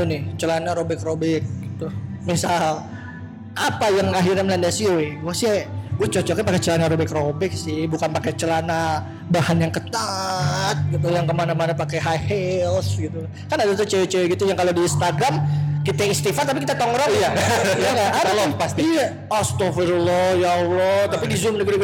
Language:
Indonesian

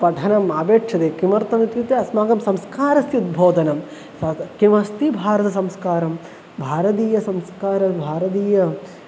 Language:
Sanskrit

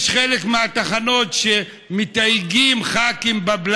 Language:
Hebrew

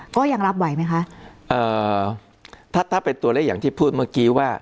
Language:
Thai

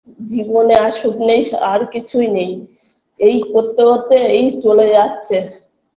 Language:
Bangla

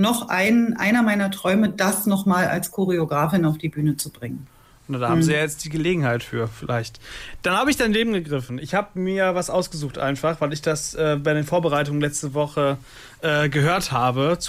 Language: German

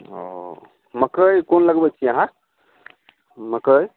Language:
Maithili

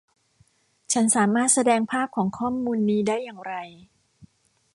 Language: Thai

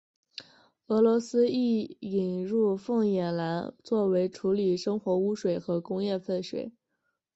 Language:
Chinese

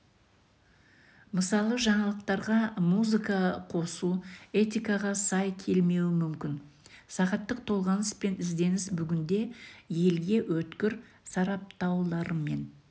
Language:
Kazakh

